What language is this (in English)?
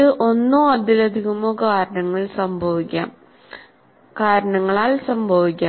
Malayalam